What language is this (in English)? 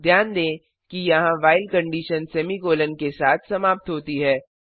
Hindi